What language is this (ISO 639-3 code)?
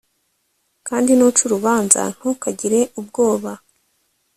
kin